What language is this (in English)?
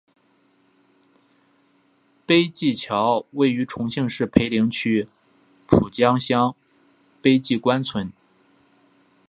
Chinese